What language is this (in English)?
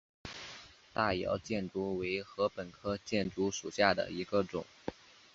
Chinese